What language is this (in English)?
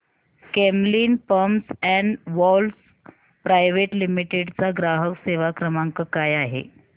Marathi